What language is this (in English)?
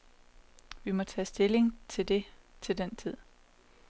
Danish